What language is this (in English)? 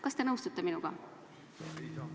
Estonian